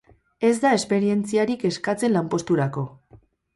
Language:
Basque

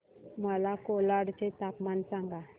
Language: Marathi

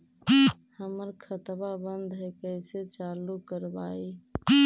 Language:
Magahi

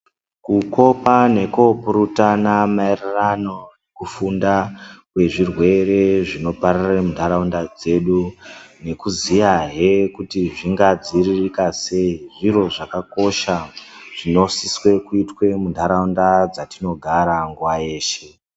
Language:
Ndau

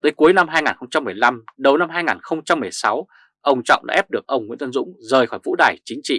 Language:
Vietnamese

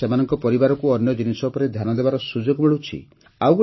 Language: Odia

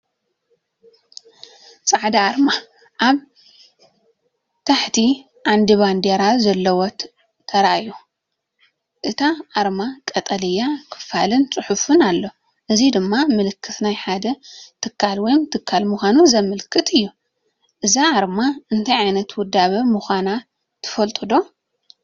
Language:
Tigrinya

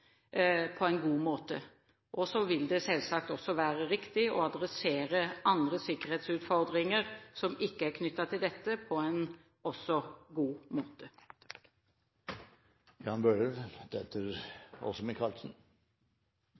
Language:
Norwegian Bokmål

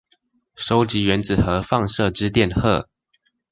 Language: Chinese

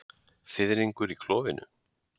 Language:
Icelandic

